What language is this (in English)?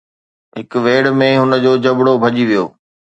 Sindhi